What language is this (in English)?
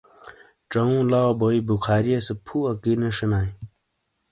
Shina